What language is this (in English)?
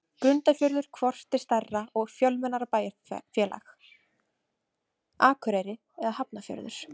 Icelandic